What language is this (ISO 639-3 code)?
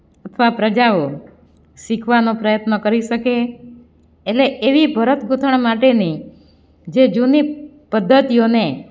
guj